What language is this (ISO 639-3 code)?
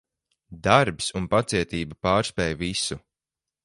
lav